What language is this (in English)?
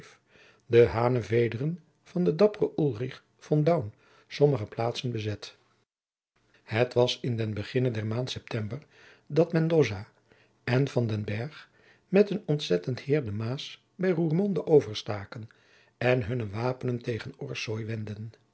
Dutch